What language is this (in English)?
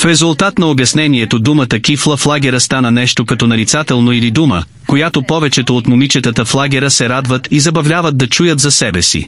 Bulgarian